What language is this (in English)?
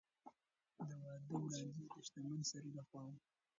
Pashto